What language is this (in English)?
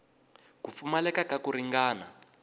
Tsonga